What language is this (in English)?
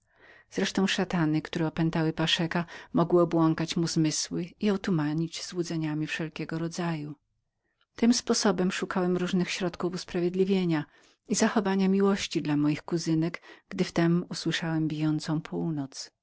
Polish